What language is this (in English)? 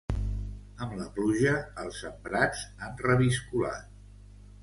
Catalan